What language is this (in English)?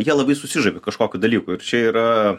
Lithuanian